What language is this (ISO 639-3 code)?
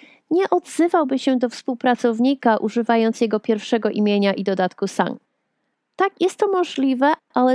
pol